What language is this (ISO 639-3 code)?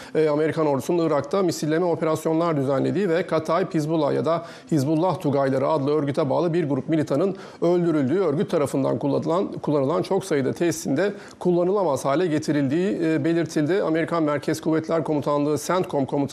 tur